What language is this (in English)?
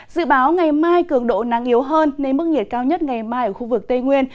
Vietnamese